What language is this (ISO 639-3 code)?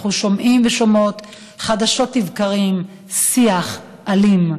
heb